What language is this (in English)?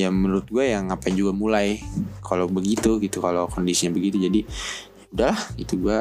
Indonesian